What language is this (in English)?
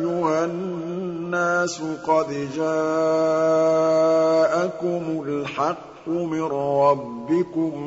Arabic